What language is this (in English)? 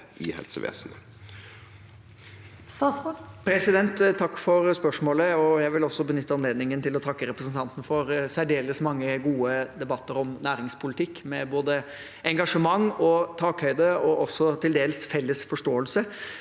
Norwegian